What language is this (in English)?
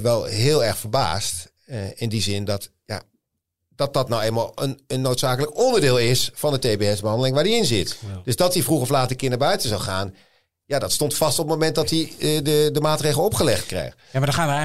Dutch